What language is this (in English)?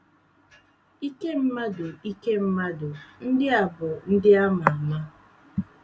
Igbo